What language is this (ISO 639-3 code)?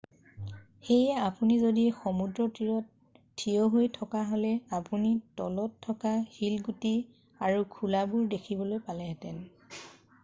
asm